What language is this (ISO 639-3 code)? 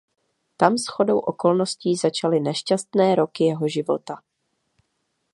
ces